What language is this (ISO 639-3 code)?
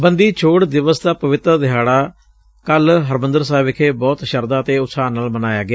pan